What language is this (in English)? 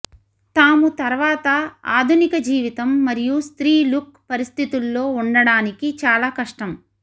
Telugu